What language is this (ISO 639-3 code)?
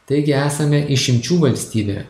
lit